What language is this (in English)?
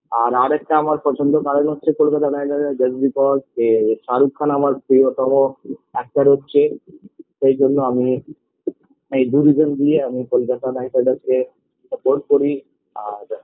Bangla